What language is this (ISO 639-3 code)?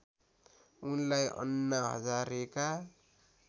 nep